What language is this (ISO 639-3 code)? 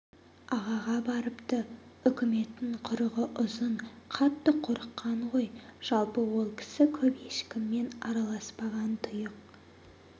kaz